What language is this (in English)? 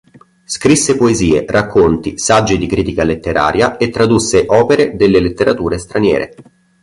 Italian